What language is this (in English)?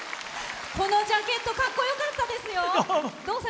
Japanese